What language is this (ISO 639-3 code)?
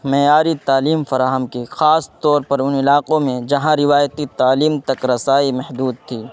urd